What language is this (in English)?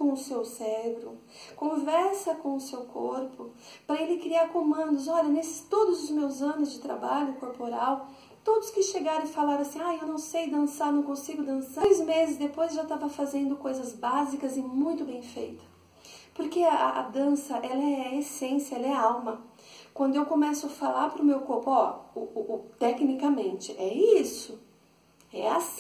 Portuguese